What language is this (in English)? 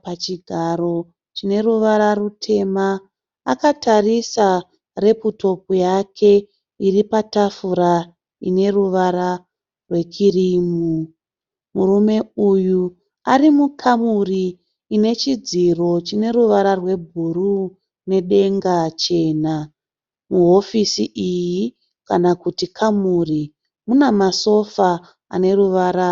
Shona